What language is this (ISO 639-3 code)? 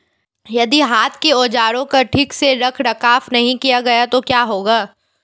hin